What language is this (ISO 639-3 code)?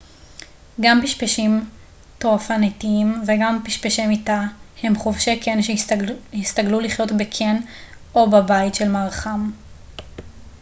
heb